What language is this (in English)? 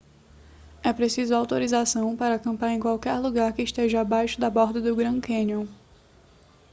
Portuguese